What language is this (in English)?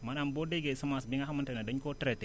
Wolof